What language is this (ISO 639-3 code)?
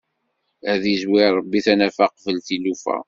kab